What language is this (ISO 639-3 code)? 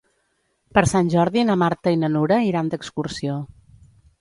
cat